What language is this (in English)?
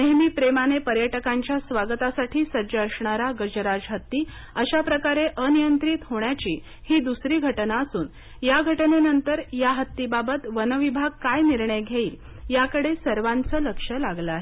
Marathi